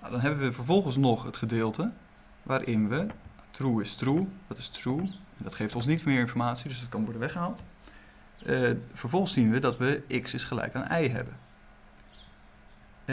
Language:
Dutch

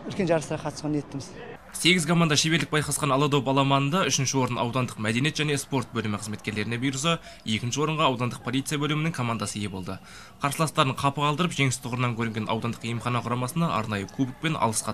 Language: Turkish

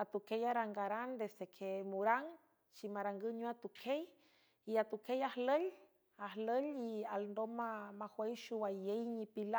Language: San Francisco Del Mar Huave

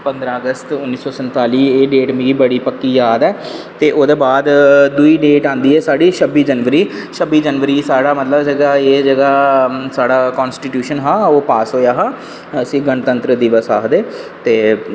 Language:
Dogri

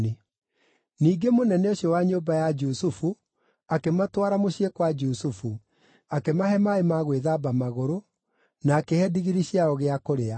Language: Kikuyu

